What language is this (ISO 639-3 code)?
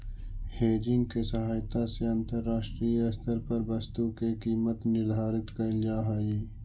mag